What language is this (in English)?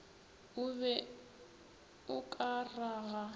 Northern Sotho